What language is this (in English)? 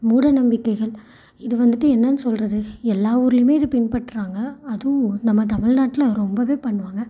Tamil